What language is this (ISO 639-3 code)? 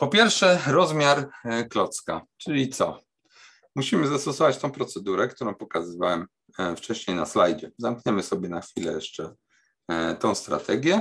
pol